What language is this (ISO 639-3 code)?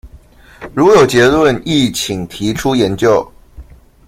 zho